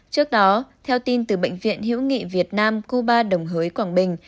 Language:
Vietnamese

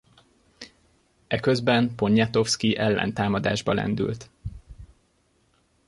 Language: Hungarian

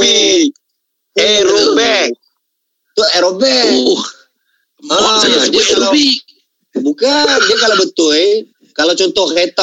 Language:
Malay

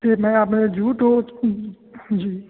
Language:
Punjabi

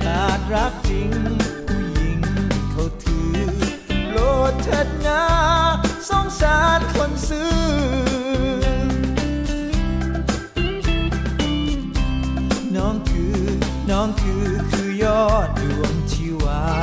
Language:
Thai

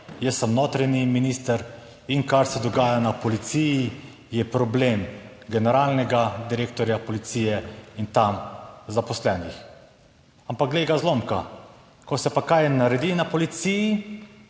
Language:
Slovenian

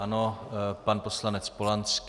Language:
Czech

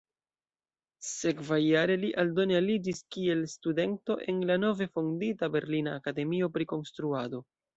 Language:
Esperanto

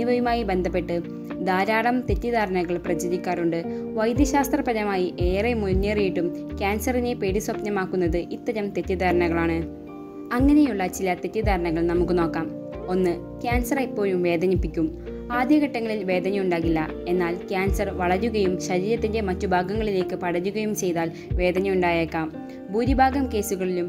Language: Romanian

